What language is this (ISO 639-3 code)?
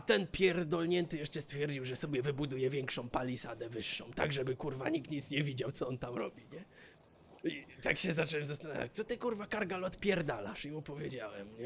pol